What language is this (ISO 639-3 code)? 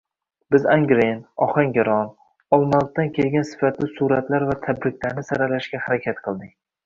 uzb